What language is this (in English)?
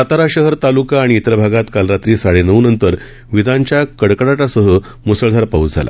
Marathi